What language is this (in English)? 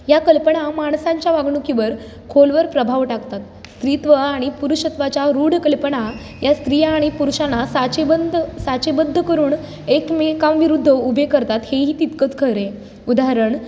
Marathi